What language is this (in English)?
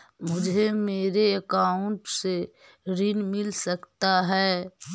Magahi